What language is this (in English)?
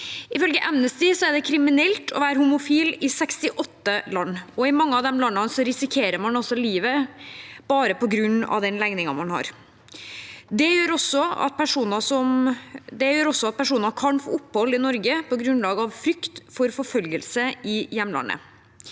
Norwegian